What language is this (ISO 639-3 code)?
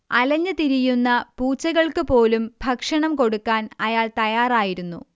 mal